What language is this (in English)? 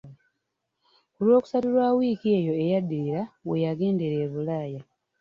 Ganda